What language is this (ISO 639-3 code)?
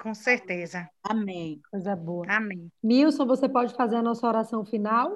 por